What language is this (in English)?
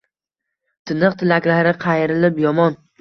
Uzbek